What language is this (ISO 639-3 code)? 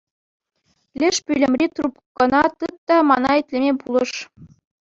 chv